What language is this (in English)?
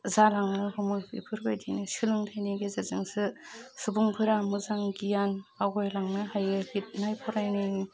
Bodo